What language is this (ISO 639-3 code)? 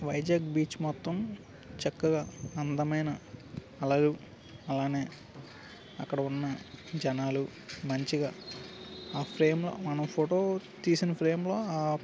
tel